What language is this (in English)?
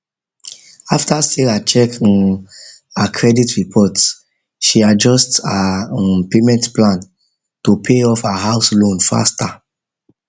Nigerian Pidgin